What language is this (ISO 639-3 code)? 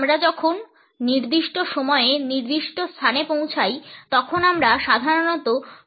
ben